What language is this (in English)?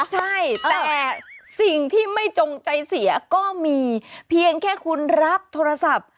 Thai